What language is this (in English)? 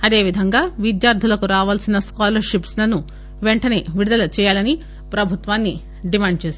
Telugu